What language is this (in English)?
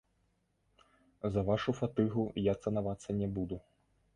Belarusian